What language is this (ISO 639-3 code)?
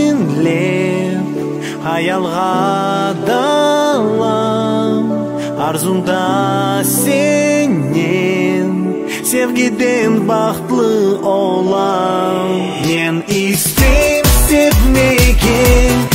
tur